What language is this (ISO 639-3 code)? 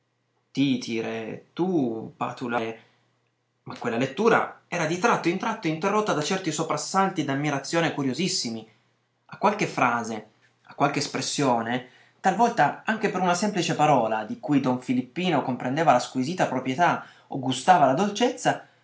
ita